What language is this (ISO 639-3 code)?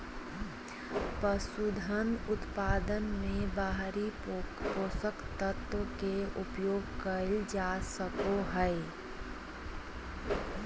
mag